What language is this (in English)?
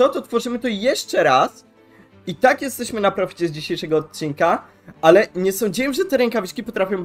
Polish